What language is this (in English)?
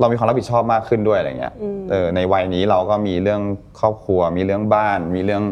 Thai